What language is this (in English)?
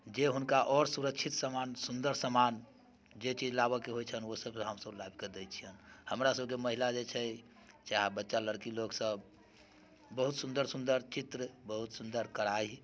Maithili